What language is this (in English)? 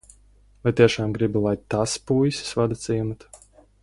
Latvian